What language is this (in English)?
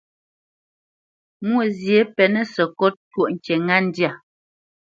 Bamenyam